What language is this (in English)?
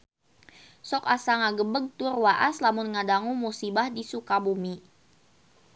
Sundanese